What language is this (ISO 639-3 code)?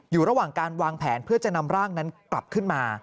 tha